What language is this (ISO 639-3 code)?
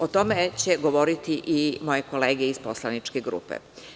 srp